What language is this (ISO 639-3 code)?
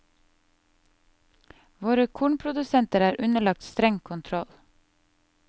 nor